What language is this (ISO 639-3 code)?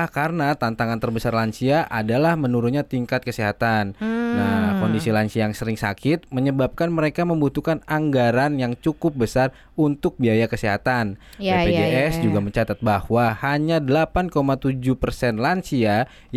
ind